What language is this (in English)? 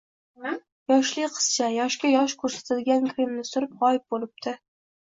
Uzbek